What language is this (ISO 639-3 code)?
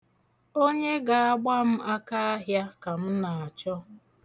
ibo